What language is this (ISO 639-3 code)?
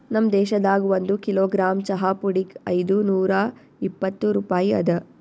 kan